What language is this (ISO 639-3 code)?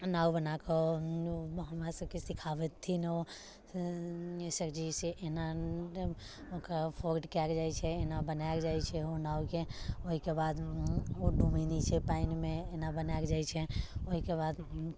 mai